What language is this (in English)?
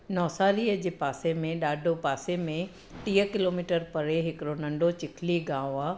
Sindhi